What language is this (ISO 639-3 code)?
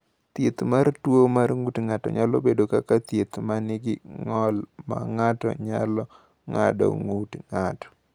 luo